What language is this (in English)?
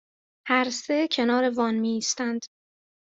Persian